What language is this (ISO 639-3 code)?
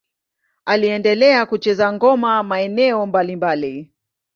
swa